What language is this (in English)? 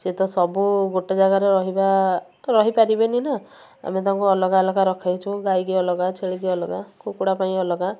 Odia